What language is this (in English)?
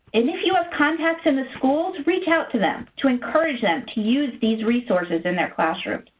English